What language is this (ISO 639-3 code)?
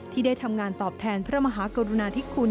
tha